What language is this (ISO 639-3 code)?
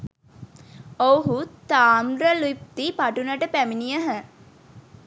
sin